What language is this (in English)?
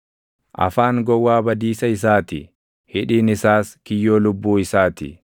Oromo